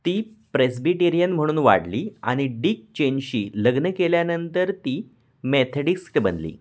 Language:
Marathi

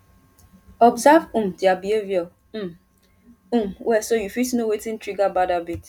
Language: Nigerian Pidgin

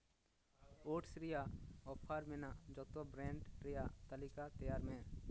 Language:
Santali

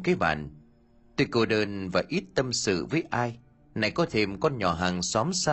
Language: Vietnamese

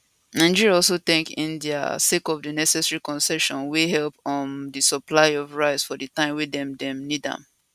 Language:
Nigerian Pidgin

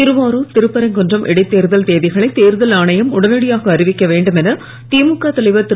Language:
Tamil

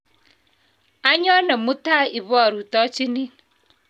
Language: Kalenjin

